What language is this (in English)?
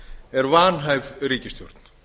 Icelandic